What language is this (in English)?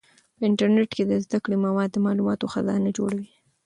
Pashto